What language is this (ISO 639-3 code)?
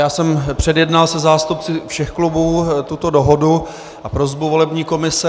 ces